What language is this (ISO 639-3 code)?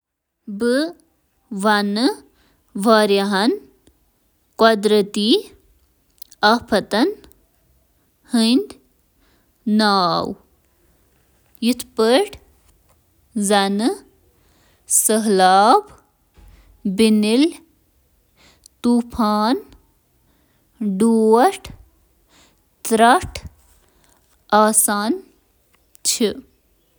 kas